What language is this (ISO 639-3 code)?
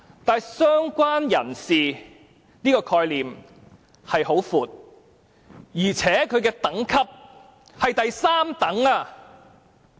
yue